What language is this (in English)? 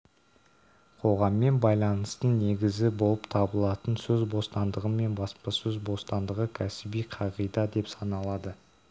Kazakh